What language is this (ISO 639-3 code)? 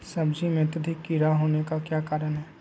mag